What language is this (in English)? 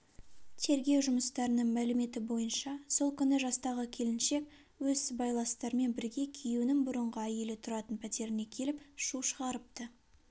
Kazakh